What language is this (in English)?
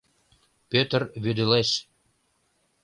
Mari